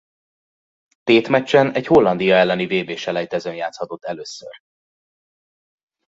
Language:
Hungarian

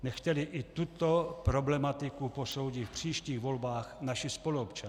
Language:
Czech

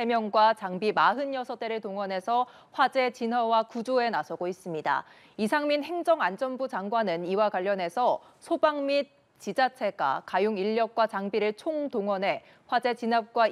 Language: Korean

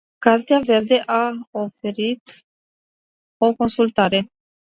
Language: Romanian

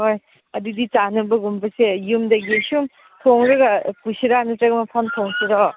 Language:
Manipuri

